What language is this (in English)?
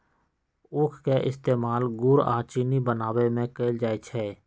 Magahi